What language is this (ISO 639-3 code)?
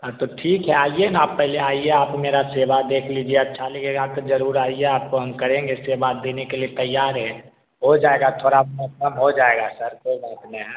hin